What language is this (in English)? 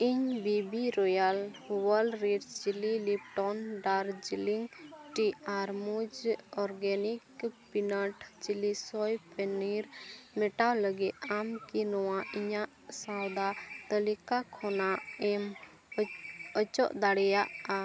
Santali